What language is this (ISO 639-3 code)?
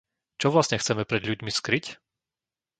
slk